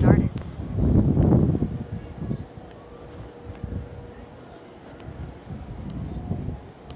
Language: Nyanja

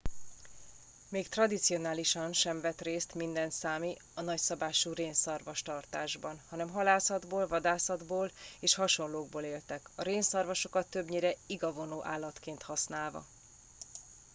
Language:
Hungarian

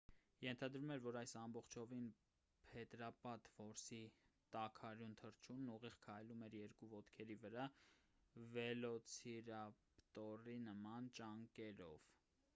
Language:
Armenian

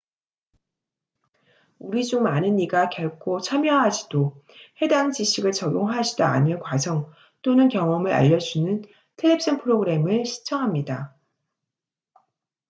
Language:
Korean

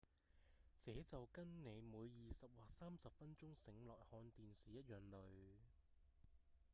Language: Cantonese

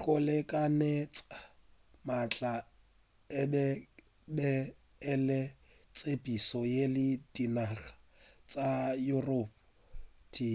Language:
Northern Sotho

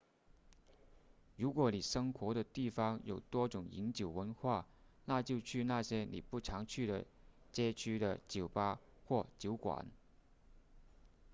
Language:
Chinese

